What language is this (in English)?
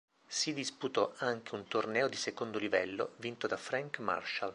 Italian